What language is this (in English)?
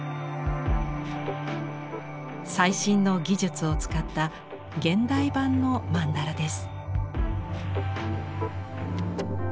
Japanese